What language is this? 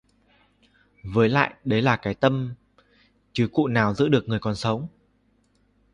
Vietnamese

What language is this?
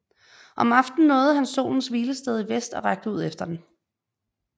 Danish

